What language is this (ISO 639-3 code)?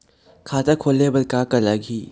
hne